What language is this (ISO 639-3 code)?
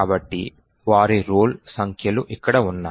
tel